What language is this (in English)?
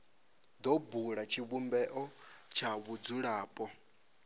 Venda